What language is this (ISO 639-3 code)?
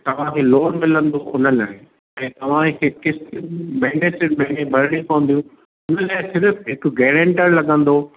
snd